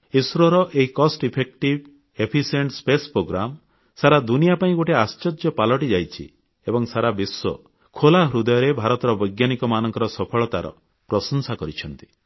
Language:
Odia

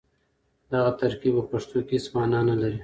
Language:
Pashto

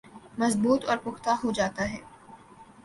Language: Urdu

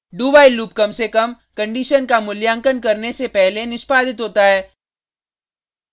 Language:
Hindi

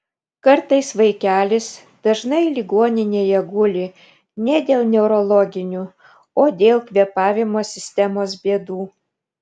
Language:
Lithuanian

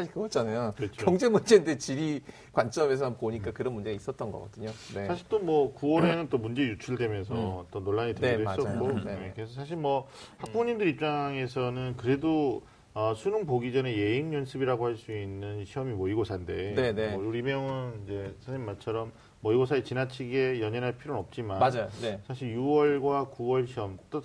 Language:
Korean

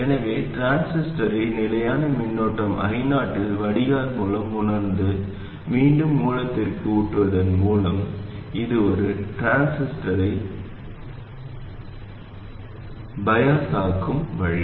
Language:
Tamil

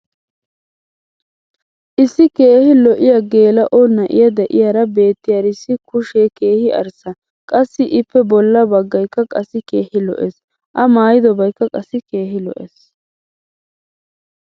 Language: Wolaytta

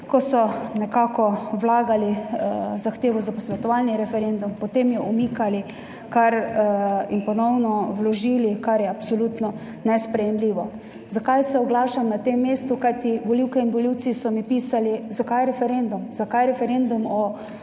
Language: Slovenian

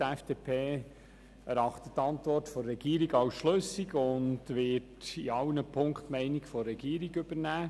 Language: Swiss German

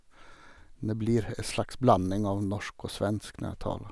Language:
Norwegian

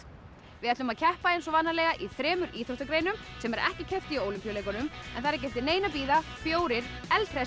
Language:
Icelandic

